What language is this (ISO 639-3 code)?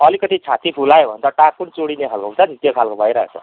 nep